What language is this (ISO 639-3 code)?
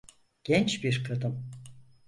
tur